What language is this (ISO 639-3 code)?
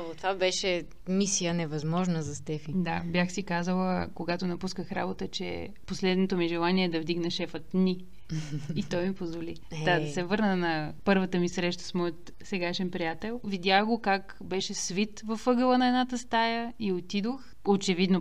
bul